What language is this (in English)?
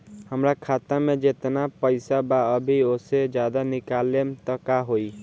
Bhojpuri